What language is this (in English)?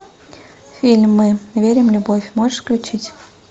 Russian